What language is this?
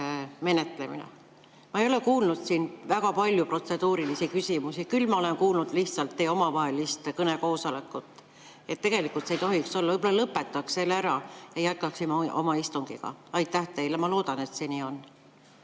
Estonian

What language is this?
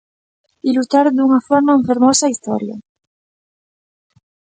Galician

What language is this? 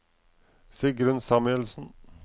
Norwegian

